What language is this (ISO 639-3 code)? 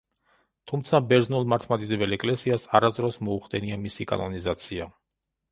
kat